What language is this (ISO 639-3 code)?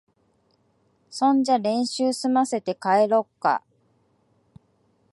jpn